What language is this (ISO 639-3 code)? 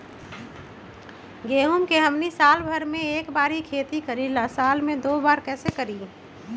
mag